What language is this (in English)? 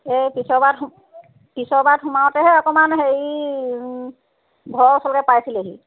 Assamese